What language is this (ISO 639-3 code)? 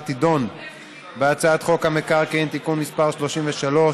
heb